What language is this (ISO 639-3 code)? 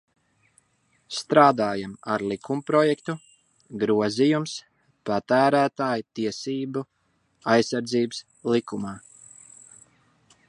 lav